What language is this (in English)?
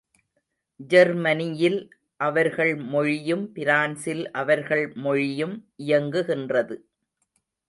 Tamil